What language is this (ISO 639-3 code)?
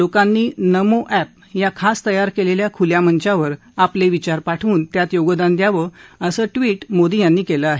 mar